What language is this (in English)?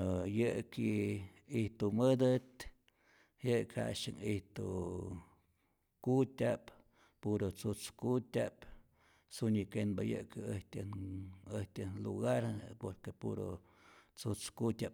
Rayón Zoque